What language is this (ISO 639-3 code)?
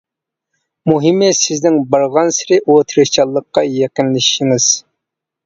uig